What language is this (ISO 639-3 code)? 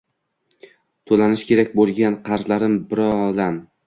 uzb